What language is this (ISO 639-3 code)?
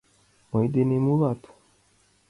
chm